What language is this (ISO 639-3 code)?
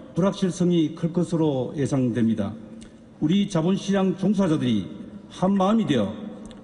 kor